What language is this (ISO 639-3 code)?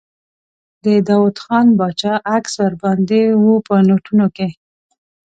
pus